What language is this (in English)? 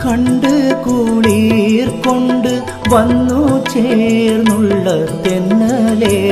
Malayalam